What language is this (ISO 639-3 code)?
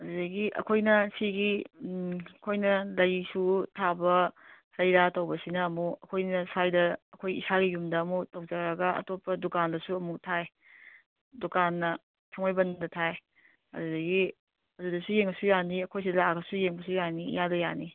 mni